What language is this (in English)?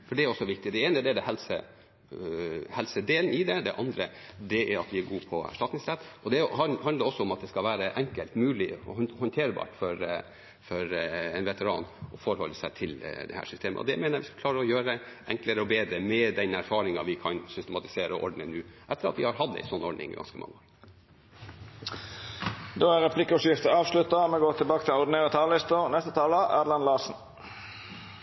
Norwegian